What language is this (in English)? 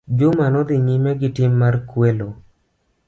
Luo (Kenya and Tanzania)